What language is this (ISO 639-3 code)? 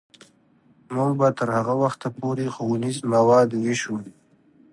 pus